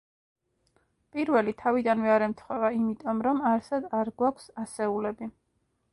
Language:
Georgian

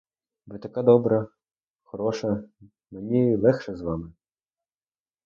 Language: Ukrainian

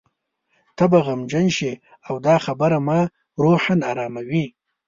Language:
Pashto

